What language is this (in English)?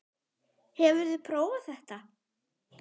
Icelandic